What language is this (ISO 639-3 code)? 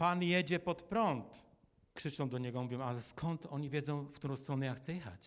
pol